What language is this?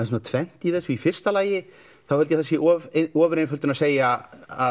Icelandic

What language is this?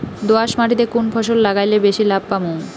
Bangla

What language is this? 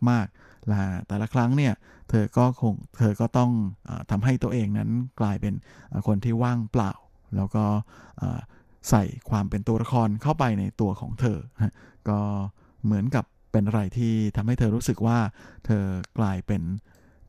Thai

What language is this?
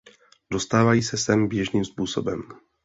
Czech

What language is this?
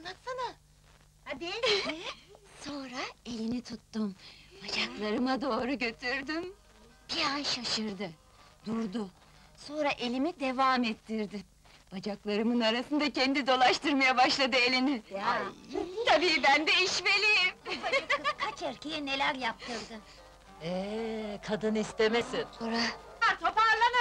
Turkish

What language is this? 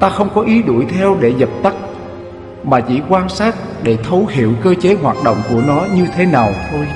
Vietnamese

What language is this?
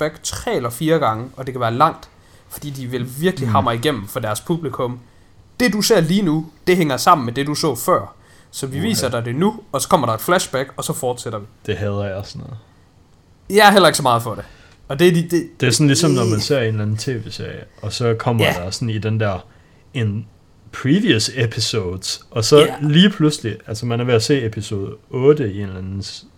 Danish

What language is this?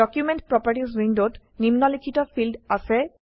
Assamese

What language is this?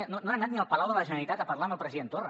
Catalan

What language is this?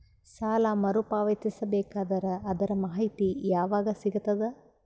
Kannada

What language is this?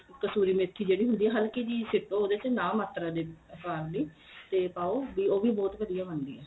Punjabi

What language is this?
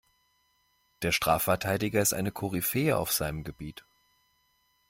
German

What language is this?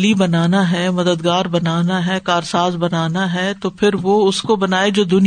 Urdu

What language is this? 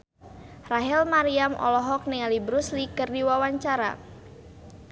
Sundanese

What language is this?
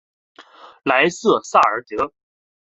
Chinese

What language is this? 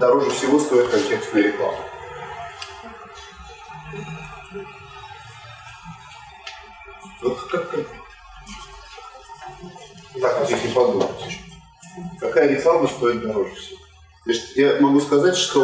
Russian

